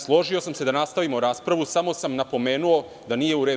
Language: Serbian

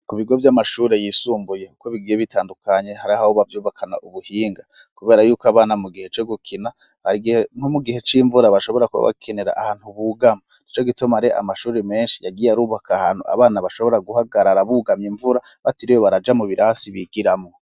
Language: Rundi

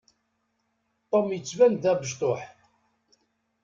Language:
Kabyle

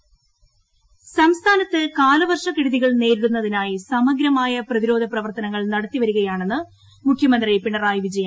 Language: Malayalam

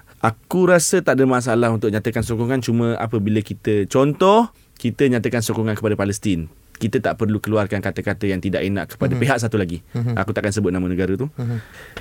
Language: Malay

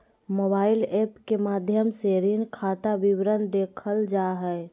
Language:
Magahi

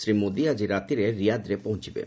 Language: Odia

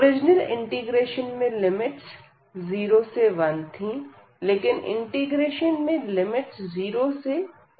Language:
Hindi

